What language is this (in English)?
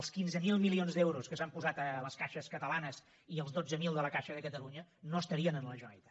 Catalan